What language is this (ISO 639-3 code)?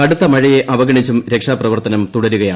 mal